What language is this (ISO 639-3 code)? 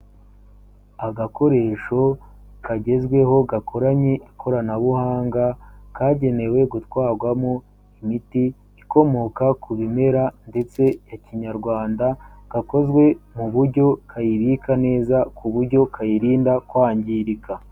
kin